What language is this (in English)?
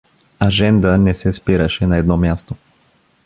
Bulgarian